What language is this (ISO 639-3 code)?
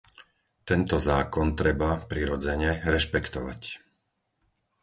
slk